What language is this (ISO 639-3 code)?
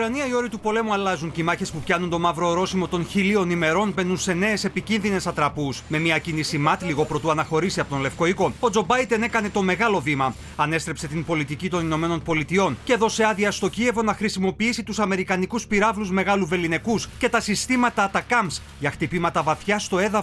ell